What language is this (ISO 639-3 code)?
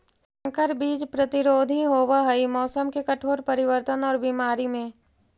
mag